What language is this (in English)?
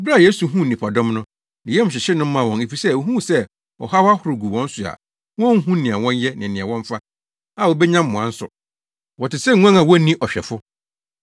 Akan